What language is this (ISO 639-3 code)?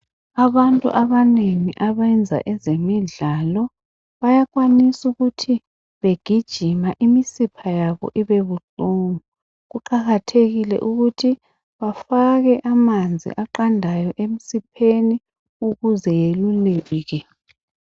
nde